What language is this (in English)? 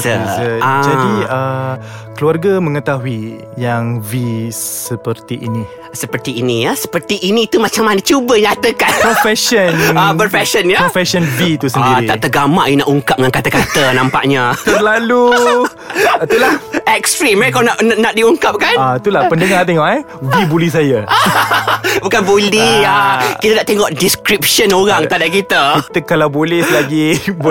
Malay